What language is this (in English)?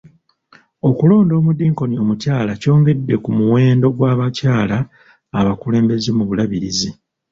Ganda